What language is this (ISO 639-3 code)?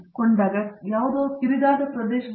kan